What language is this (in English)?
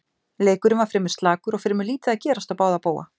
Icelandic